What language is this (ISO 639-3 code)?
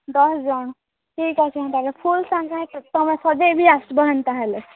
ori